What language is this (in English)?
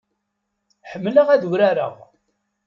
Kabyle